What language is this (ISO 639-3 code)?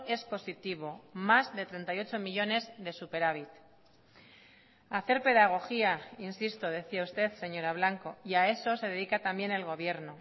spa